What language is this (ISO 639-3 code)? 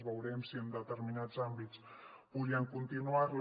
cat